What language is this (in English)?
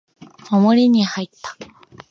Japanese